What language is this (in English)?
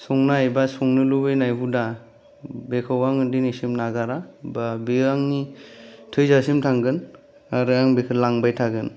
Bodo